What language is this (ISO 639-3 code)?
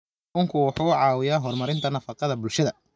som